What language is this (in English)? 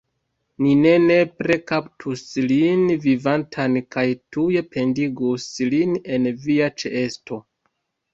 Esperanto